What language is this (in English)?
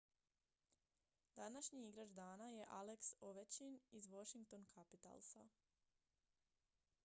Croatian